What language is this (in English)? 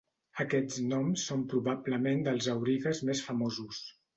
Catalan